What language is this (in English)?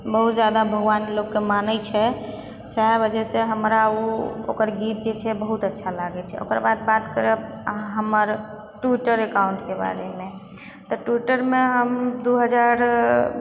Maithili